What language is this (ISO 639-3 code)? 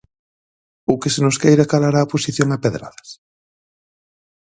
glg